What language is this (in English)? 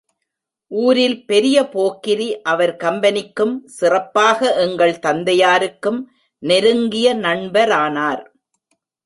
Tamil